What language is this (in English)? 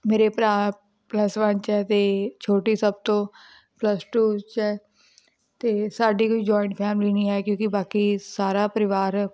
Punjabi